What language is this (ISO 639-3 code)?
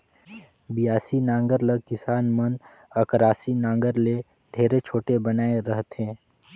hne